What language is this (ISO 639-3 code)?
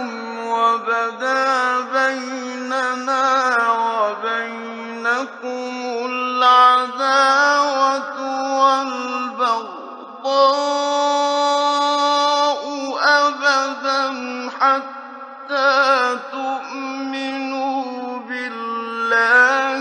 ara